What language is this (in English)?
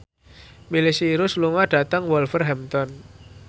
Javanese